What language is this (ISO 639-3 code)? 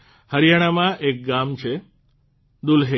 guj